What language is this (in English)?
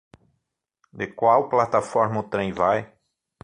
Portuguese